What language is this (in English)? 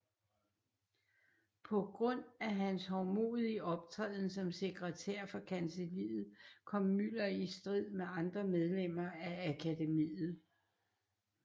Danish